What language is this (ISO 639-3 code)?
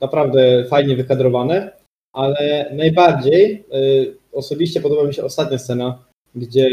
pol